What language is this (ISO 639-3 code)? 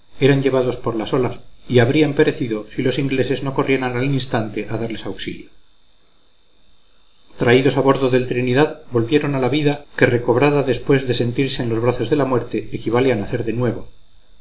spa